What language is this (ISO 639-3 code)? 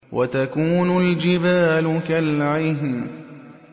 ara